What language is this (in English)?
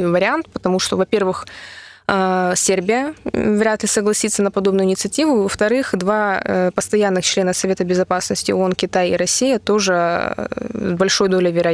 Russian